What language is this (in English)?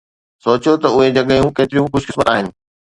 Sindhi